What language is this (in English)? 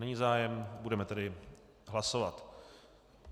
Czech